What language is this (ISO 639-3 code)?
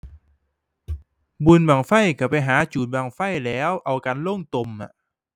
tha